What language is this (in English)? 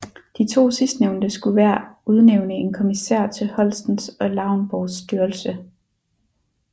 Danish